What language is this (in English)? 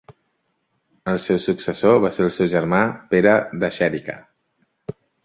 Catalan